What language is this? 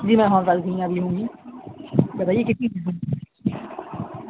Urdu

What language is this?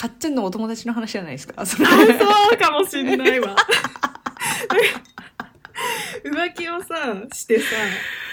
Japanese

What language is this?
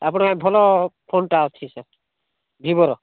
Odia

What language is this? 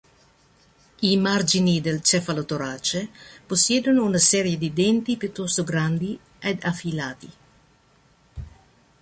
Italian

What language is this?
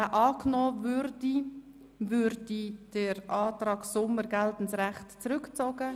Swiss German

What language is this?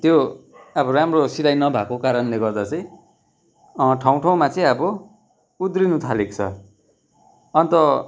Nepali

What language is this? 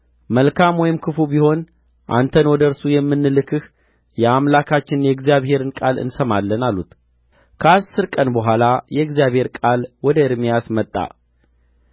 Amharic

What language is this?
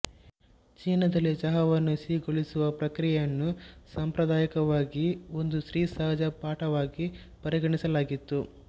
Kannada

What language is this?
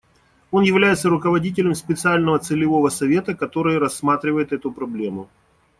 Russian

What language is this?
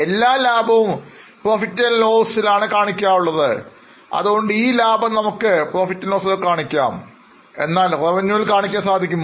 Malayalam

